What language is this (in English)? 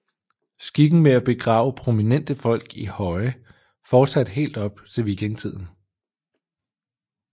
Danish